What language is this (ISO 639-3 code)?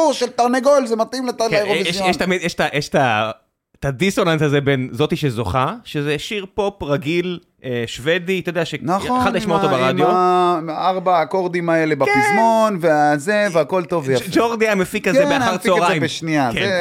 heb